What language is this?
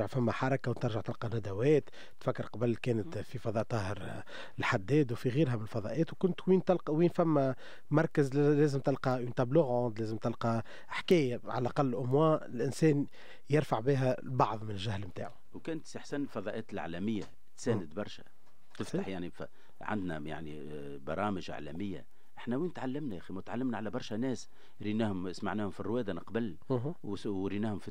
Arabic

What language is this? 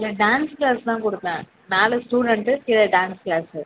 Tamil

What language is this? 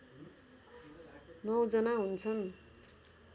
Nepali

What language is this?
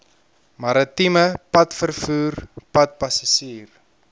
Afrikaans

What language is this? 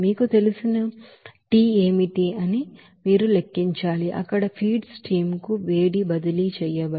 Telugu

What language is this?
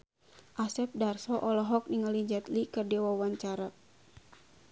Sundanese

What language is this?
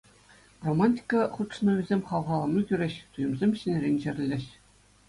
Chuvash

